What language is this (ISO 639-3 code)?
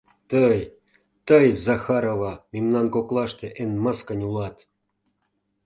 chm